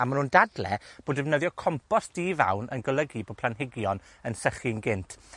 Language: Welsh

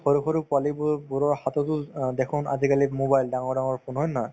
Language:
Assamese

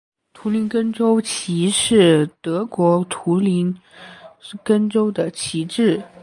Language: Chinese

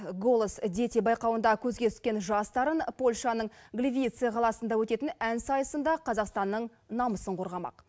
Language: Kazakh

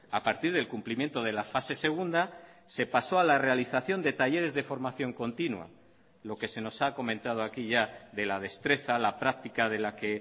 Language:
Spanish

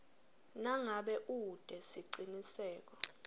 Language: Swati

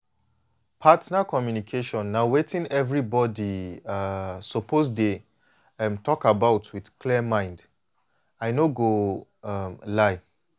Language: Nigerian Pidgin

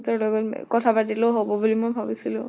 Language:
Assamese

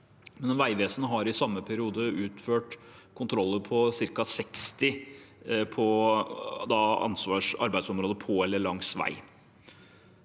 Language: Norwegian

